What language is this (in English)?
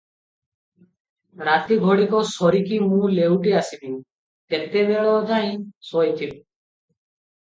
Odia